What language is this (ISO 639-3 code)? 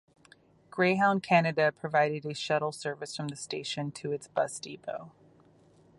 eng